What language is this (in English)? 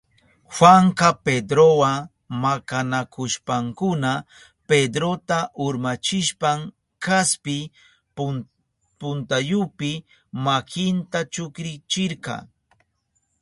Southern Pastaza Quechua